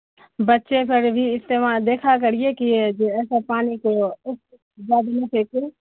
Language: Urdu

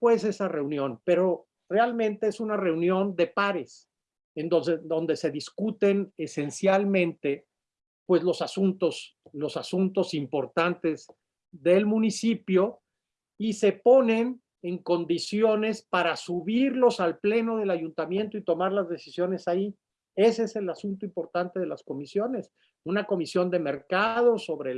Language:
Spanish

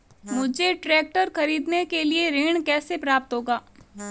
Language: Hindi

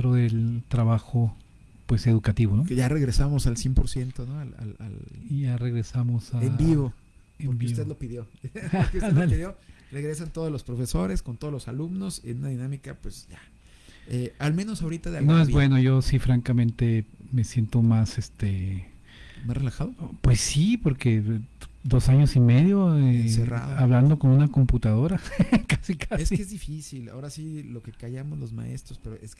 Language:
Spanish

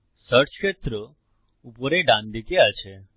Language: Bangla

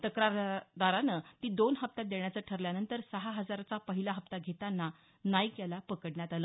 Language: Marathi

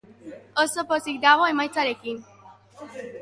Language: Basque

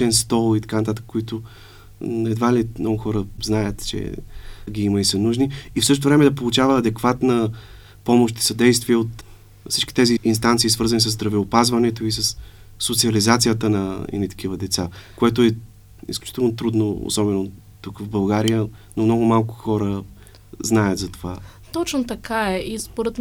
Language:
Bulgarian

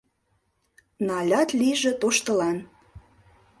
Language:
Mari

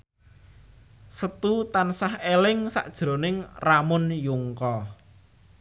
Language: Javanese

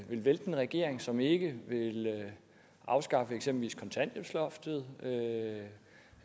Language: Danish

